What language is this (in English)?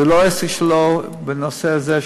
Hebrew